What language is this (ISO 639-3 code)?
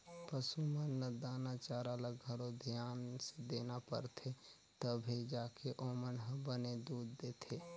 hne